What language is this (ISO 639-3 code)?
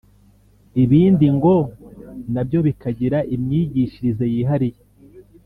kin